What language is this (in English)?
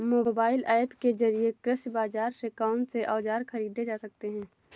Hindi